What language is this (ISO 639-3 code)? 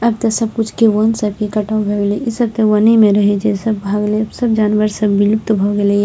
mai